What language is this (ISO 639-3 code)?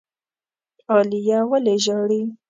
pus